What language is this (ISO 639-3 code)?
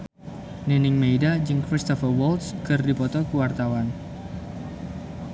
sun